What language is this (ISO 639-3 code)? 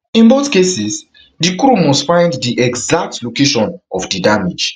pcm